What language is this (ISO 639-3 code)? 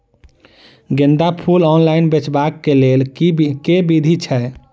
mai